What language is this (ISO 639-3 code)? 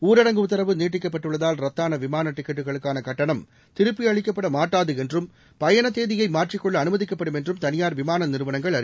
tam